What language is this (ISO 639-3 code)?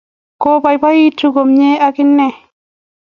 kln